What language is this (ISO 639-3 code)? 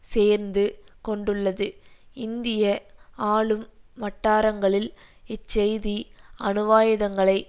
tam